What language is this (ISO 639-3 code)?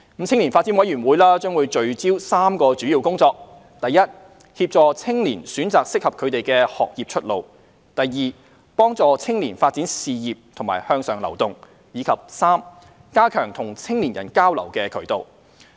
yue